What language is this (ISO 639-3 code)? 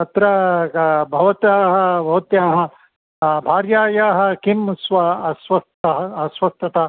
san